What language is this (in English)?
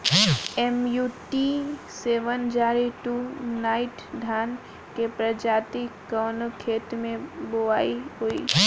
Bhojpuri